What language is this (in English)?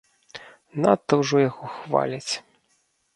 Belarusian